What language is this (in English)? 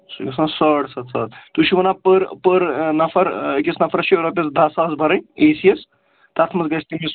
Kashmiri